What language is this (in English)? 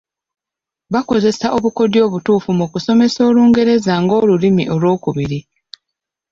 Ganda